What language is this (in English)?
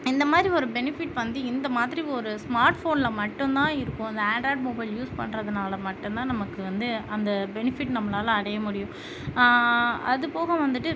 Tamil